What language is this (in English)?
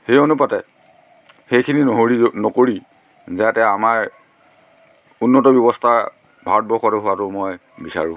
Assamese